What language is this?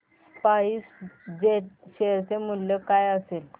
Marathi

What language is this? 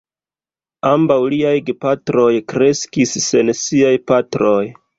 Esperanto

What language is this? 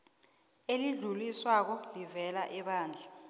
South Ndebele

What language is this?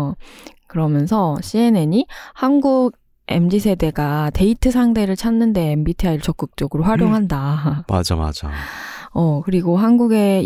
Korean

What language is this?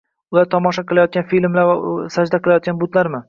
Uzbek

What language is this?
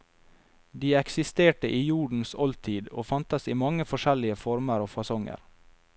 Norwegian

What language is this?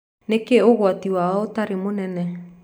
Kikuyu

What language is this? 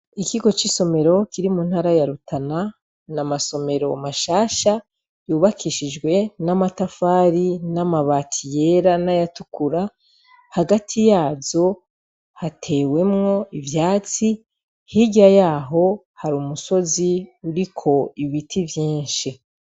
Rundi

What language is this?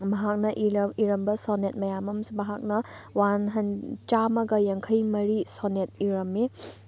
Manipuri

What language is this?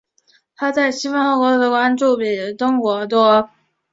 Chinese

